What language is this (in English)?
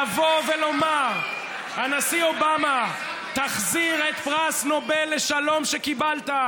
Hebrew